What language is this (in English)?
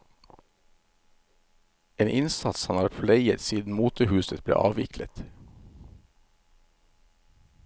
Norwegian